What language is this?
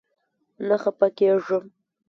Pashto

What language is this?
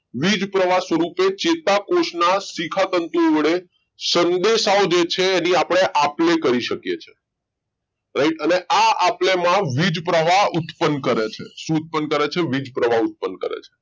Gujarati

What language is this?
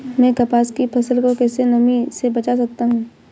Hindi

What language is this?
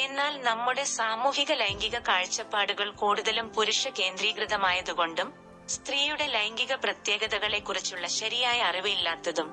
Malayalam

